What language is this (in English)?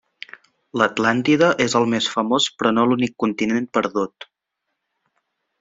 Catalan